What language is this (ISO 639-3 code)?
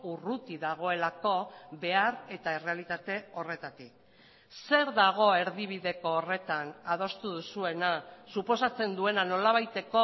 eus